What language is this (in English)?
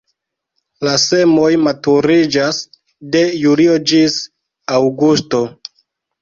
Esperanto